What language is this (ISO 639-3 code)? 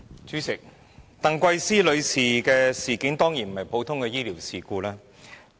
yue